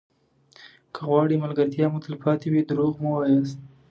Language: Pashto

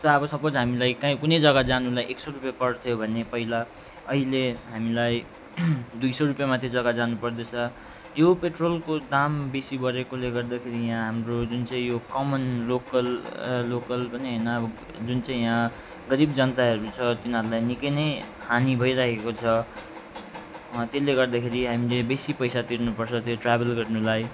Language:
Nepali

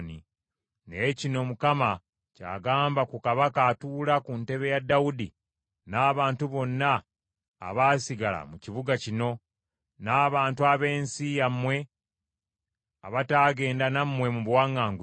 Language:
Ganda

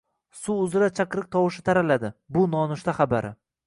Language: Uzbek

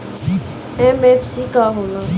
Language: Bhojpuri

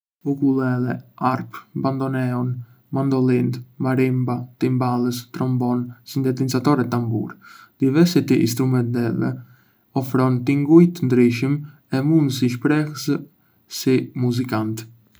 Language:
Arbëreshë Albanian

